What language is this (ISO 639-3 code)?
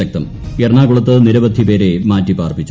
mal